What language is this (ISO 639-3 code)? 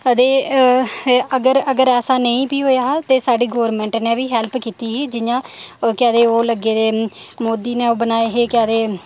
doi